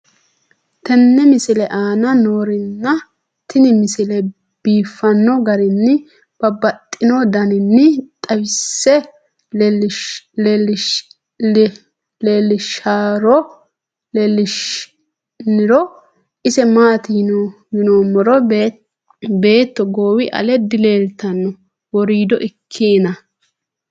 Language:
Sidamo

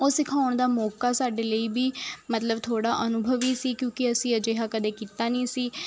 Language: Punjabi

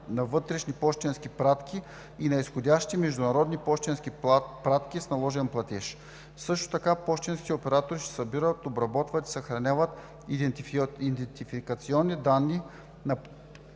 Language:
Bulgarian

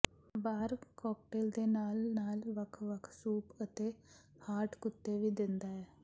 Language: Punjabi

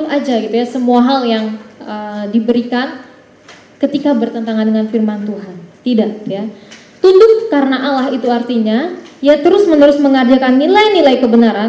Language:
Indonesian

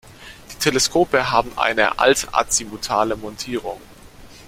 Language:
German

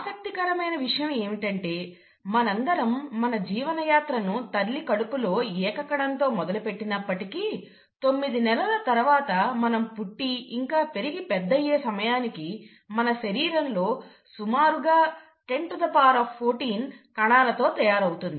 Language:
Telugu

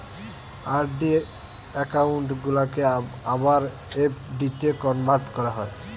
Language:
Bangla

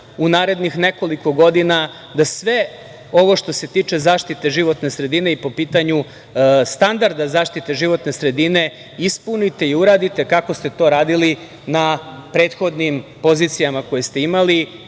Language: Serbian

